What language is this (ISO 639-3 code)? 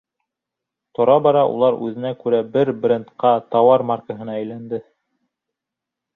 bak